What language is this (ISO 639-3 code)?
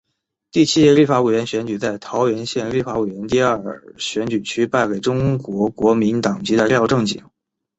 zho